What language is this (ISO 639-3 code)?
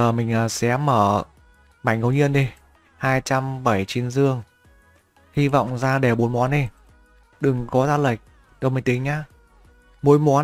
vie